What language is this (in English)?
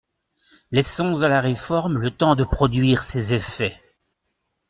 French